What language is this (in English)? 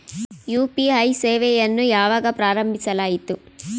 Kannada